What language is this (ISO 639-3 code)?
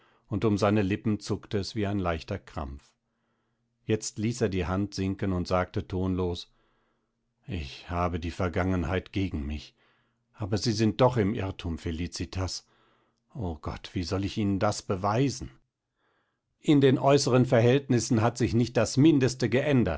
deu